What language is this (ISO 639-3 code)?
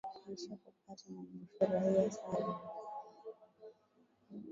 swa